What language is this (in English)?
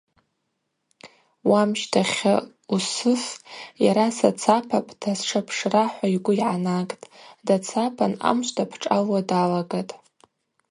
Abaza